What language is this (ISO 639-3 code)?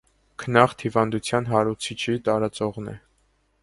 hye